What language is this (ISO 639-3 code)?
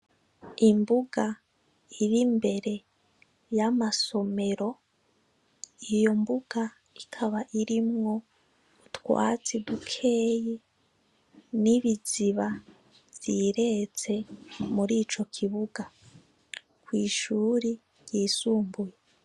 run